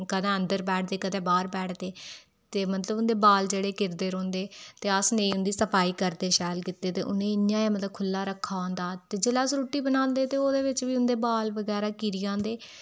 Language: Dogri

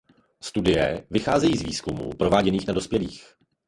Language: Czech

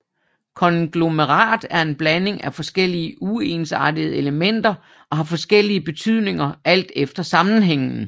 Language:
Danish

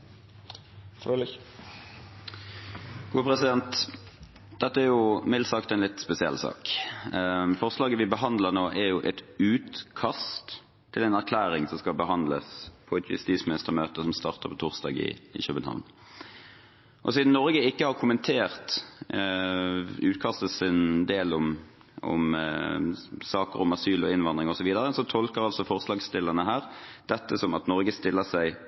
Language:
Norwegian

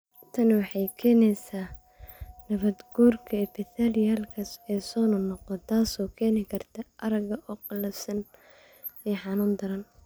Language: Somali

